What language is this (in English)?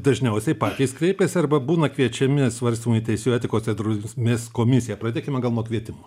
Lithuanian